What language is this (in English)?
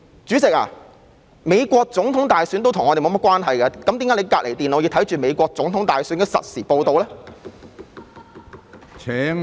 Cantonese